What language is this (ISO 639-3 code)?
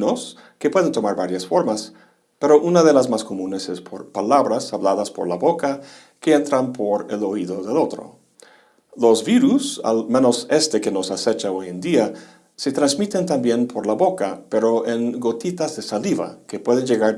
spa